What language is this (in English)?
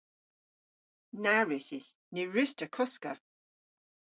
Cornish